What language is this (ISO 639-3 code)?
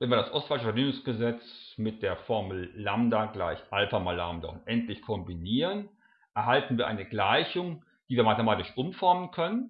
deu